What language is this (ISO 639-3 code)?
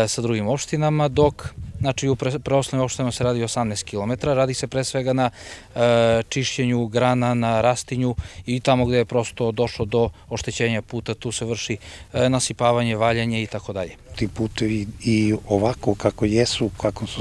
rus